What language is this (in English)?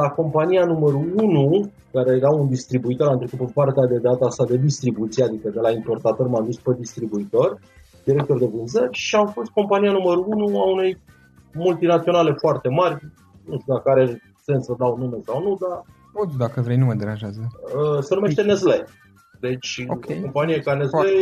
Romanian